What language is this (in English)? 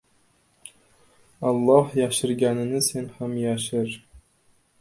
Uzbek